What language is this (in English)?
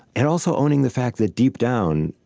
English